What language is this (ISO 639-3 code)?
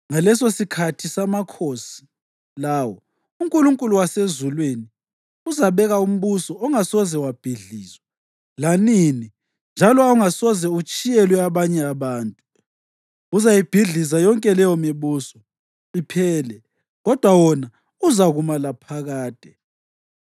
nde